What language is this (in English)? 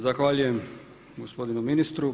Croatian